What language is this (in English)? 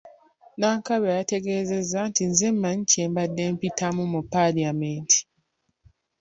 Ganda